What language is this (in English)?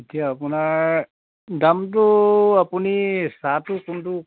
Assamese